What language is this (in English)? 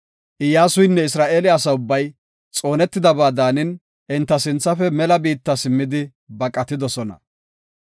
Gofa